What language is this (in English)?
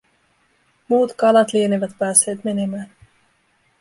Finnish